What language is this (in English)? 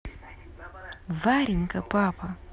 Russian